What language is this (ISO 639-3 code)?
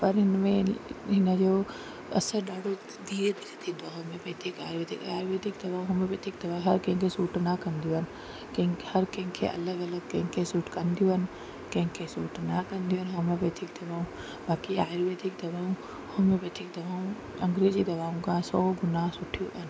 snd